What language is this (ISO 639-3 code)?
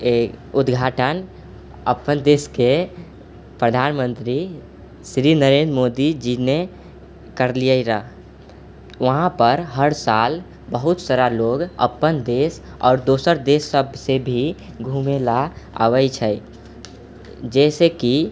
mai